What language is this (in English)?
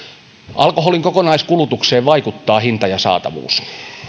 Finnish